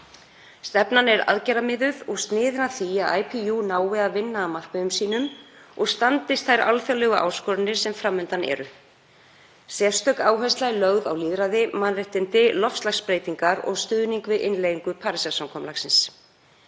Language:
Icelandic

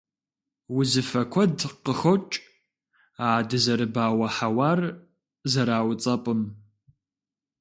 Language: Kabardian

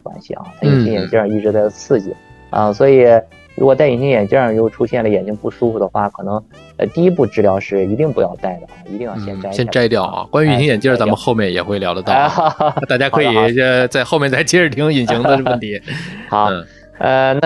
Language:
Chinese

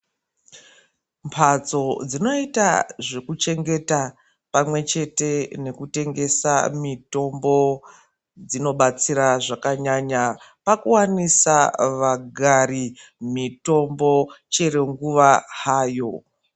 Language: Ndau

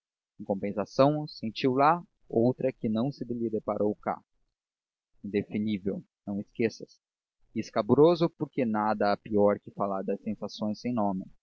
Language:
Portuguese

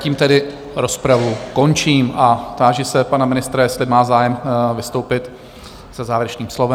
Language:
Czech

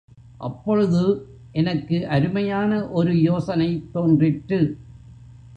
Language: Tamil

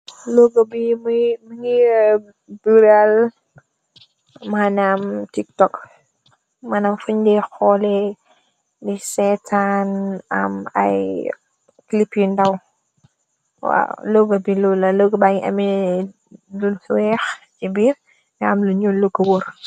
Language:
Wolof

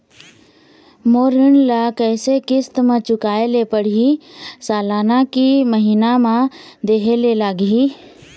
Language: Chhattisgarhi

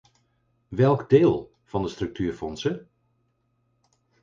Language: Dutch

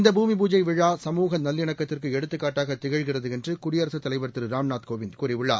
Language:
Tamil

